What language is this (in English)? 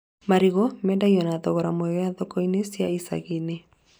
Kikuyu